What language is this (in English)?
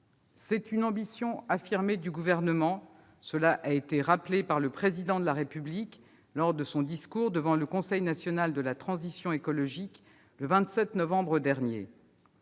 French